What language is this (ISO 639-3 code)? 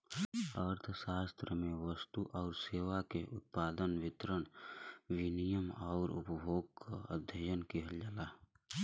bho